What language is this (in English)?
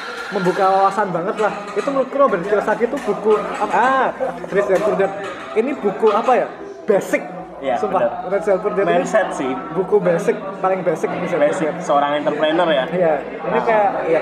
Indonesian